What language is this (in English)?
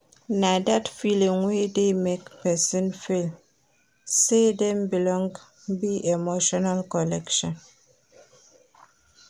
Nigerian Pidgin